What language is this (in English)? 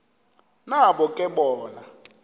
Xhosa